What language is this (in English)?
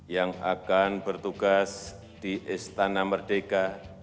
Indonesian